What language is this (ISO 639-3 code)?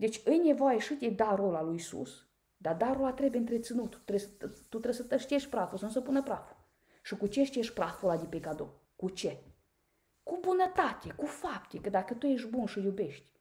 ron